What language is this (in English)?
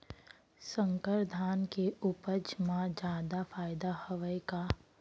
Chhattisgarhi